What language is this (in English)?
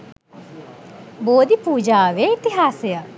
Sinhala